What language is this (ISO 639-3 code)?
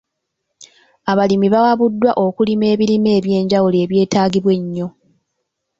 lug